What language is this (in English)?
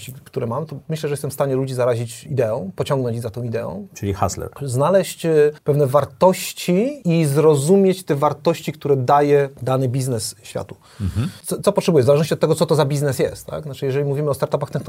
Polish